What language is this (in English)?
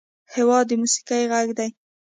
Pashto